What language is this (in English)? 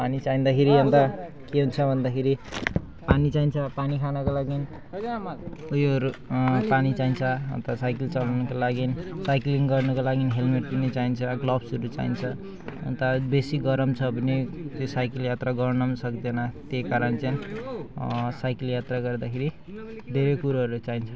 Nepali